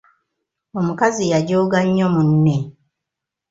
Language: Ganda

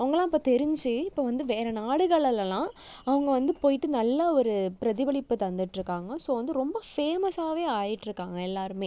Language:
Tamil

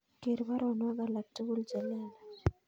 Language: Kalenjin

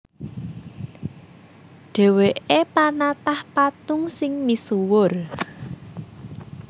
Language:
Javanese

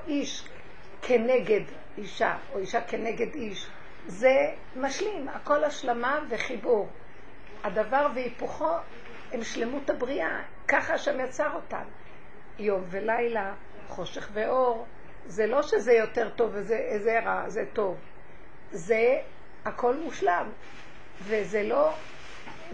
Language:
Hebrew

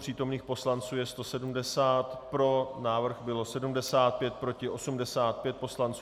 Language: Czech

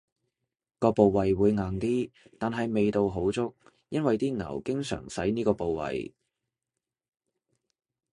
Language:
Cantonese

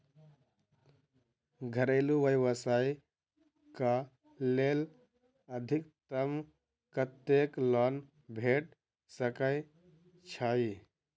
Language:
Maithili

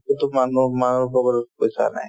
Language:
Assamese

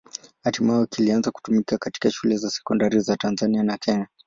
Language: Swahili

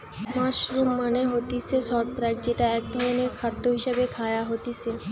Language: Bangla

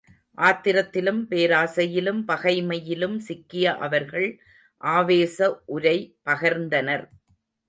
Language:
Tamil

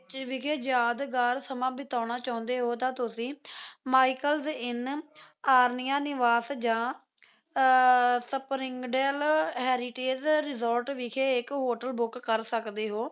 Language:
Punjabi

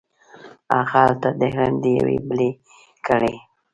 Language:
Pashto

